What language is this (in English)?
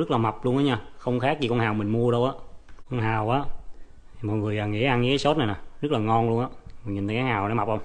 Vietnamese